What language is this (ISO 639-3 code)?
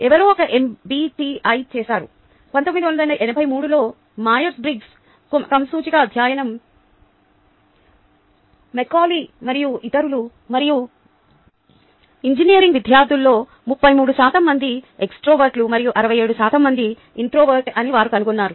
tel